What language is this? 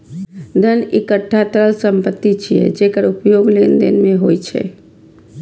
Maithili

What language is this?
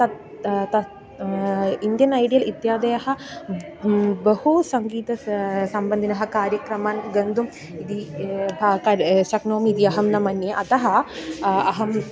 Sanskrit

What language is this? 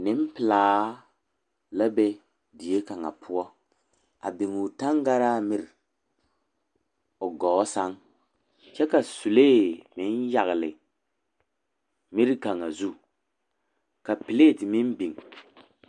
Southern Dagaare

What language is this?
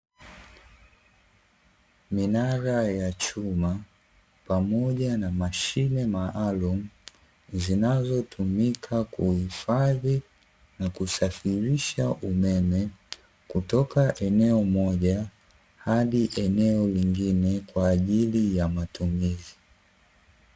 Swahili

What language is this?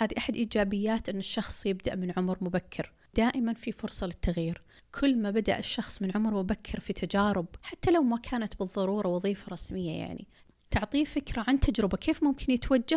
Arabic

